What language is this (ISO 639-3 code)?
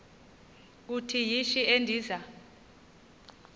xho